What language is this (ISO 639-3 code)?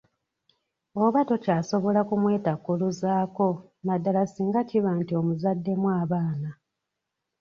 lug